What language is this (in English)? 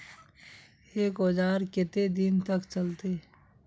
Magahi